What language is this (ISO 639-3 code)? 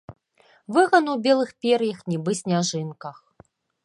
bel